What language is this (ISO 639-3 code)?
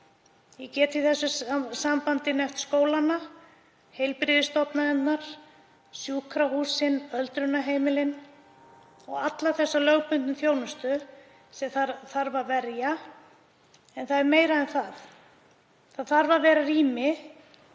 isl